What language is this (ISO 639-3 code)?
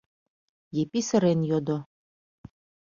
chm